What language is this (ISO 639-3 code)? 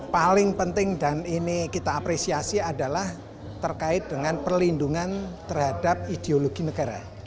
ind